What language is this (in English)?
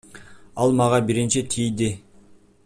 Kyrgyz